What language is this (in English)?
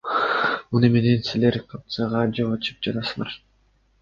Kyrgyz